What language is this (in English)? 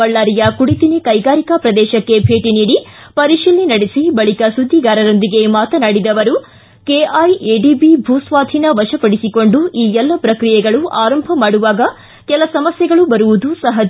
Kannada